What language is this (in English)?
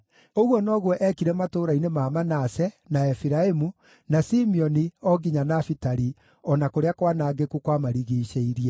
Kikuyu